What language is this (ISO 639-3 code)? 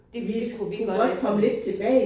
dan